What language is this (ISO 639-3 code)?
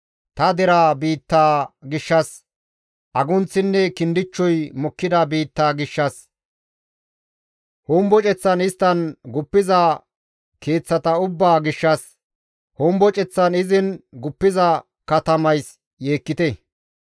gmv